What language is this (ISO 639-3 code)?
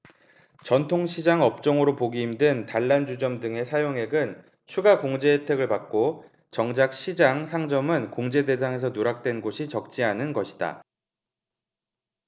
kor